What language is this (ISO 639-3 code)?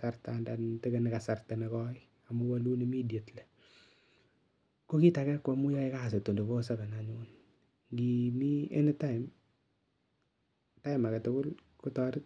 kln